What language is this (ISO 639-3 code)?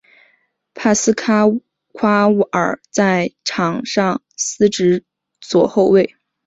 zho